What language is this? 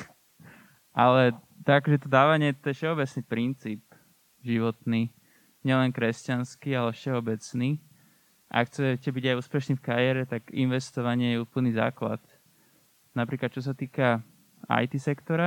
Slovak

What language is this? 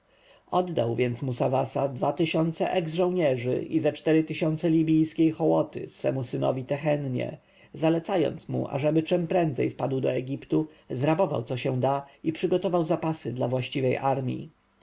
Polish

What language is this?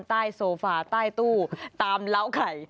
Thai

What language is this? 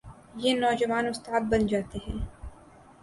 Urdu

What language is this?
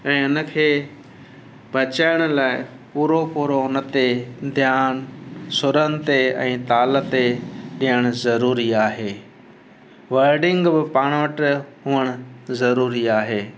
Sindhi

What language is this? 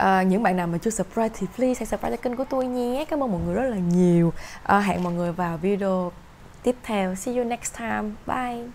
Vietnamese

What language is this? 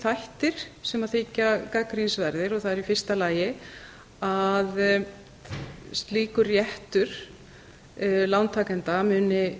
Icelandic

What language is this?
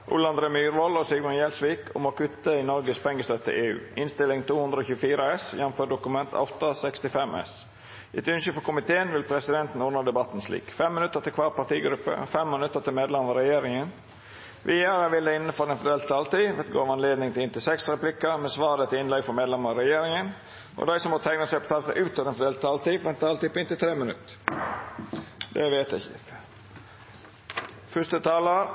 Norwegian Nynorsk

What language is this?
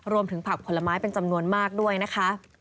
Thai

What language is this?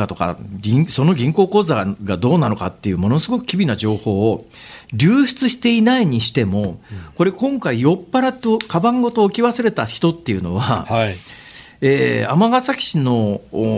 Japanese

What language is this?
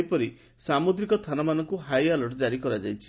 Odia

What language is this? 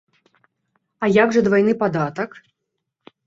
Belarusian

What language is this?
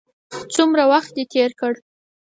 Pashto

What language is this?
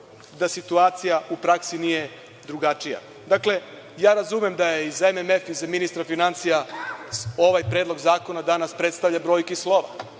Serbian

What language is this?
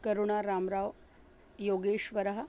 Sanskrit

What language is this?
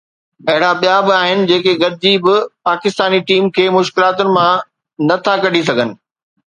Sindhi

